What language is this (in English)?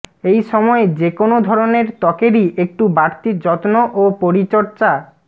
Bangla